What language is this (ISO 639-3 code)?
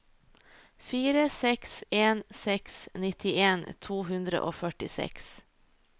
nor